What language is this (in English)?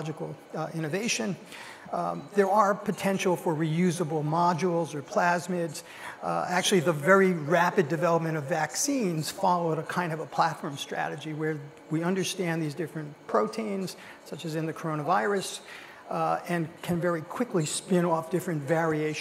English